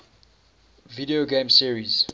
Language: English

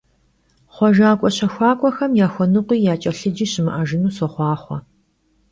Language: Kabardian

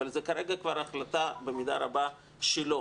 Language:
Hebrew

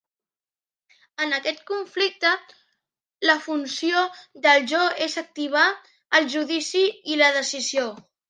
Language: Catalan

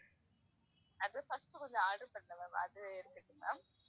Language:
Tamil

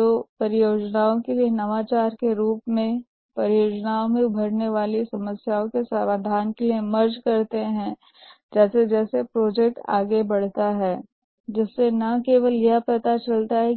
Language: Hindi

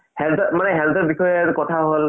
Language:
Assamese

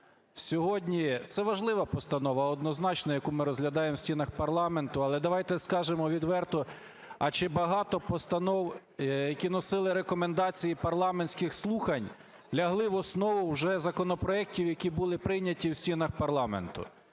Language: Ukrainian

